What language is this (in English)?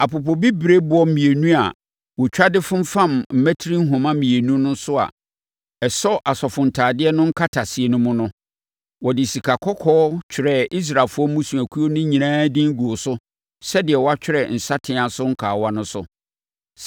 Akan